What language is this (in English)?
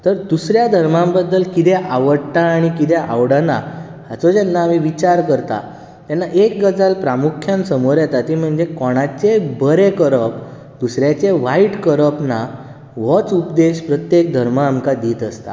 Konkani